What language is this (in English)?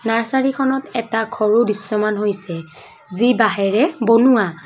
Assamese